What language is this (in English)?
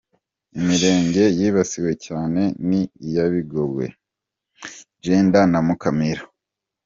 Kinyarwanda